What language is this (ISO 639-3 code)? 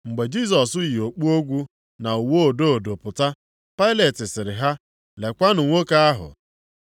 ibo